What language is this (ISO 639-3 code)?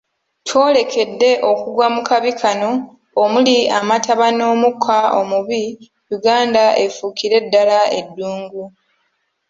lug